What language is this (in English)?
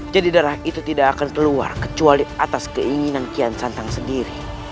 Indonesian